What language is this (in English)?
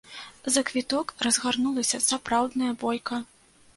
Belarusian